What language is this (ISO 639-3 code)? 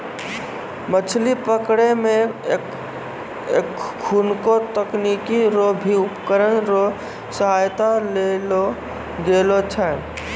mai